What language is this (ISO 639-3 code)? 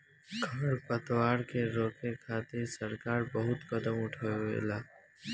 bho